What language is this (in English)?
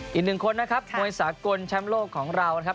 Thai